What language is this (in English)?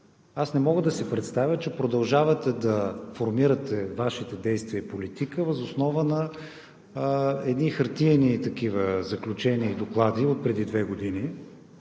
Bulgarian